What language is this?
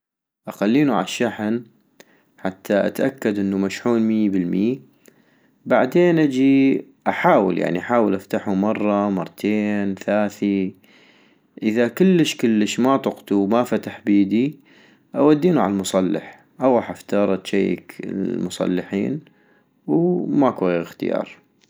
North Mesopotamian Arabic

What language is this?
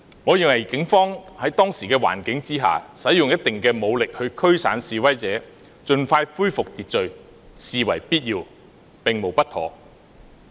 Cantonese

